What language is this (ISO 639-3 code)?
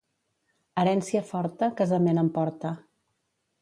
cat